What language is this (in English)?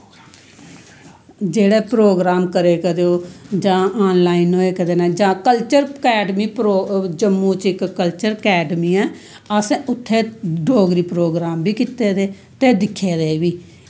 Dogri